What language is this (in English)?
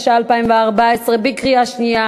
Hebrew